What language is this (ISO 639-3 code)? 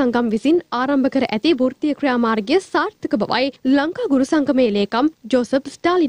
hin